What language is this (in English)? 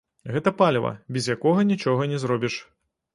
Belarusian